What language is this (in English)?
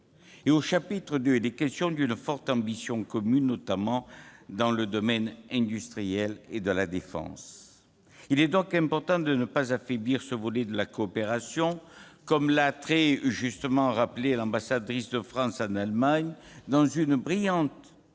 French